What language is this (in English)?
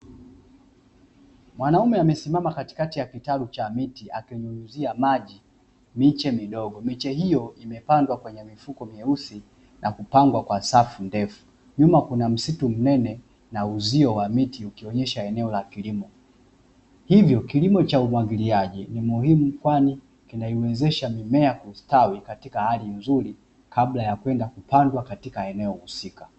Swahili